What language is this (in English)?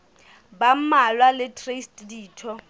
Southern Sotho